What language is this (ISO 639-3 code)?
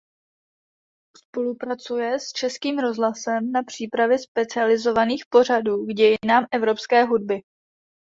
ces